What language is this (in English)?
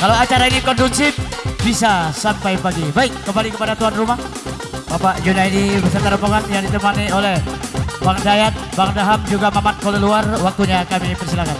Indonesian